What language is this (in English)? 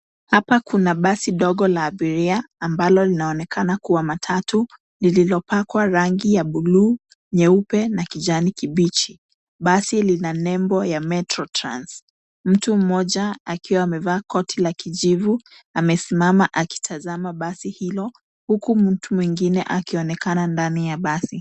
Swahili